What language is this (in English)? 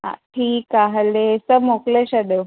Sindhi